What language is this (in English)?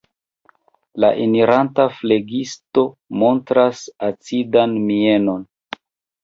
Esperanto